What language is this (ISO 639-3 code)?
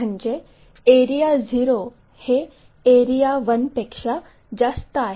mar